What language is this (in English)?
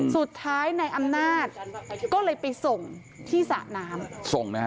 Thai